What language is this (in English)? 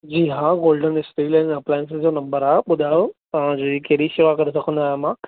Sindhi